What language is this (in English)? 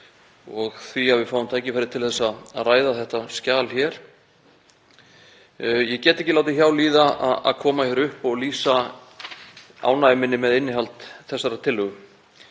Icelandic